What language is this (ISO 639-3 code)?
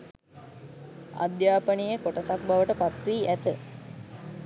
sin